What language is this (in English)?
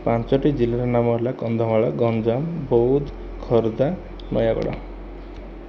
Odia